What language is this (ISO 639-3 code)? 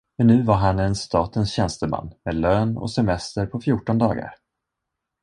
swe